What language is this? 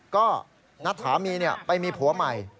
Thai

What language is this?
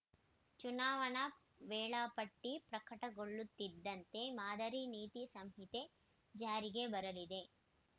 Kannada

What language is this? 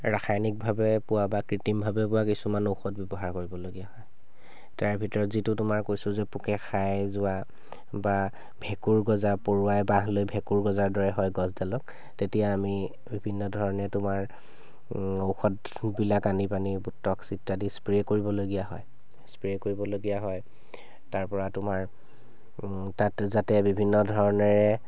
Assamese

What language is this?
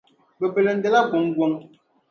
Dagbani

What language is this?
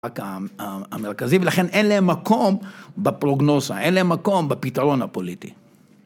Hebrew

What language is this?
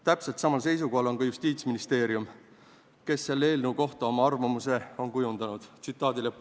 Estonian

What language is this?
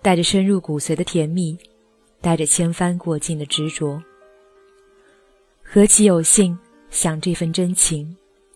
Chinese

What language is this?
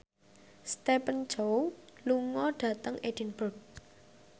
Javanese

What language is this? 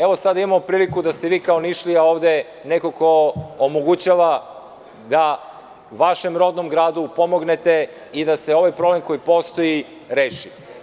Serbian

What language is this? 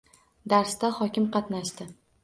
Uzbek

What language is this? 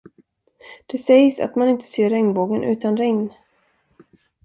Swedish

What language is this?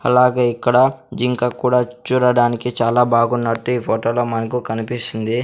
Telugu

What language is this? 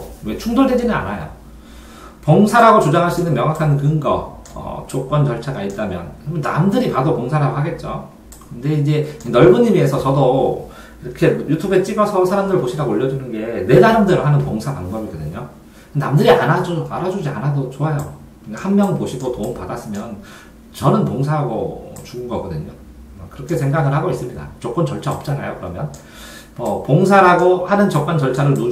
Korean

